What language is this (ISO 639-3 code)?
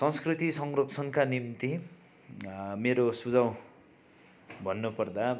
nep